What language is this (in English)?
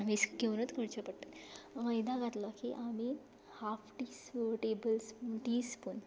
Konkani